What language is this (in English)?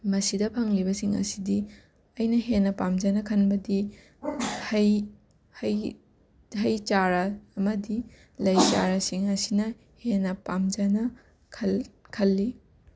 Manipuri